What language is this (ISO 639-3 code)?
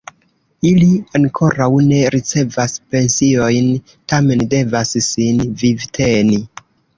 epo